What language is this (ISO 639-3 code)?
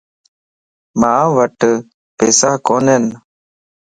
lss